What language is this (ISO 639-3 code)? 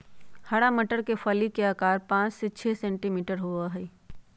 mag